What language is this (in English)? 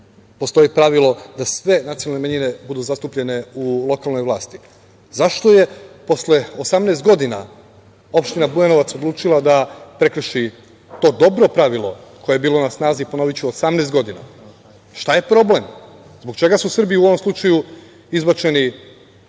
Serbian